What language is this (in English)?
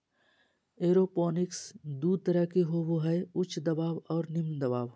Magahi